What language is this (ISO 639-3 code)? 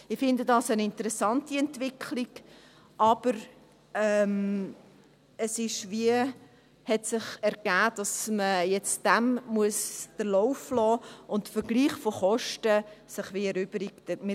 gsw